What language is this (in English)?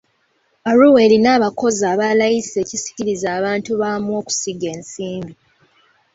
Ganda